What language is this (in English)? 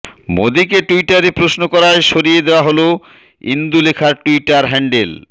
Bangla